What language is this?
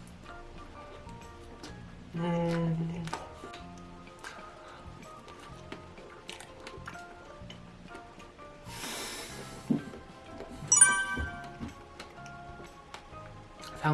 Korean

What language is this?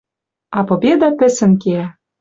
Western Mari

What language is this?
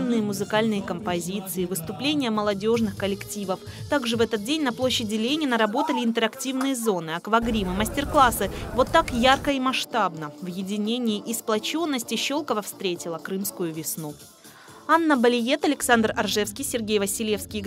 Russian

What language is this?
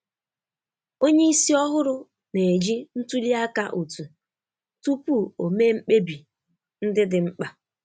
Igbo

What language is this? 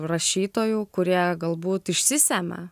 Lithuanian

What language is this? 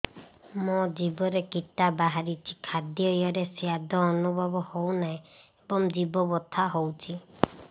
Odia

